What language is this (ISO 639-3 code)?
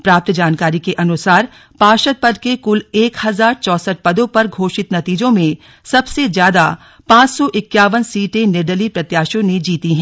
hin